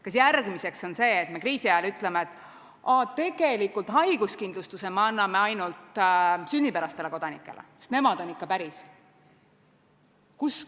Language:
Estonian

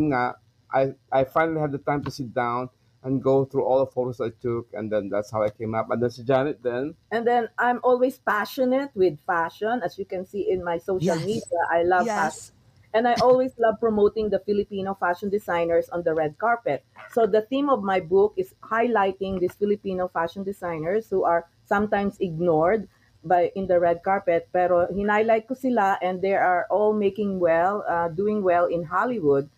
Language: Filipino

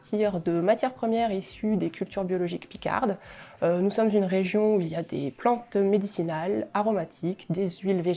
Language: French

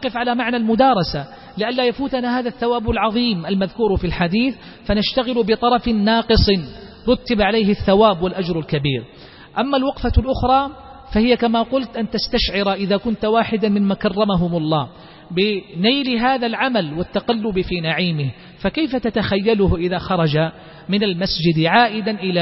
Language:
Arabic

